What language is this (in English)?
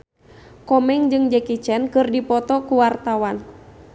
Sundanese